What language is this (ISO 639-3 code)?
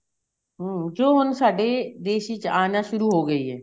pan